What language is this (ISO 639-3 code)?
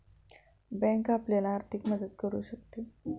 mar